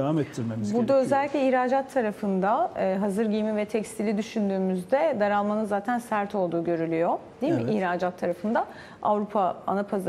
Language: Turkish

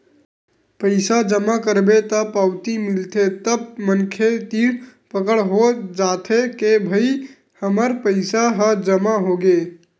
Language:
Chhattisgarhi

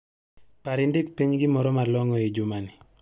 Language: Luo (Kenya and Tanzania)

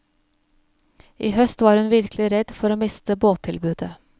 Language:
Norwegian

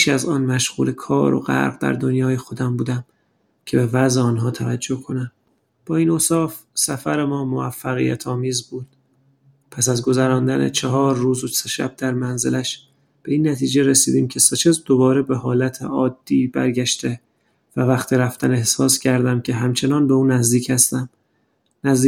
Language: Persian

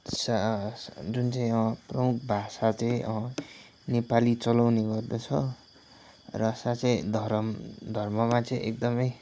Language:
Nepali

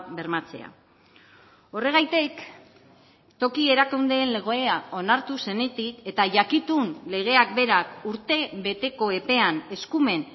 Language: Basque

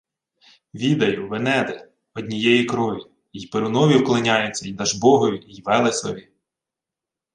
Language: Ukrainian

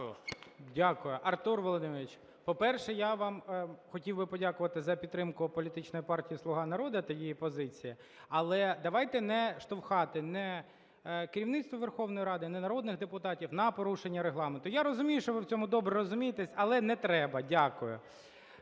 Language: Ukrainian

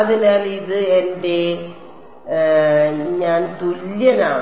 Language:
Malayalam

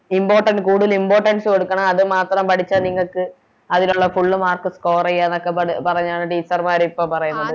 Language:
Malayalam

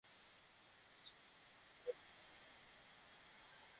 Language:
Bangla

